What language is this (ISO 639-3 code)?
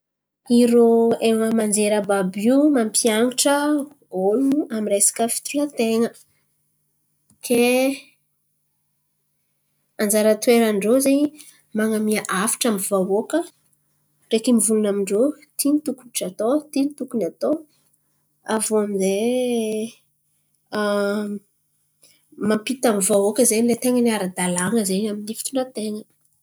xmv